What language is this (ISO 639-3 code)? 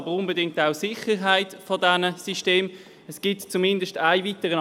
gsw